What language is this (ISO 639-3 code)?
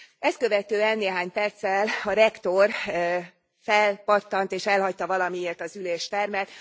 hun